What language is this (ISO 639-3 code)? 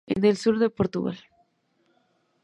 spa